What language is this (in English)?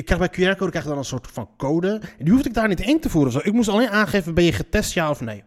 Dutch